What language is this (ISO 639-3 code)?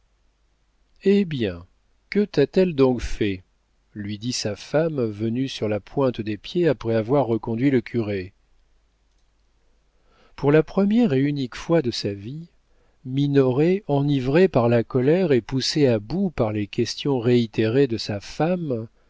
fra